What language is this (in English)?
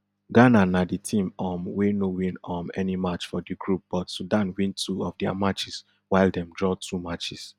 Nigerian Pidgin